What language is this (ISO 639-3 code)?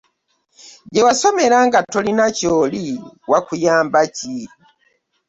lug